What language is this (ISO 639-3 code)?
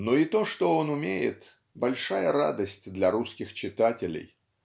rus